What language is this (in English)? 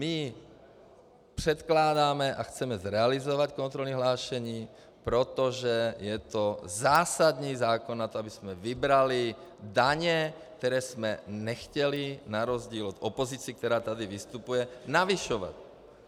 Czech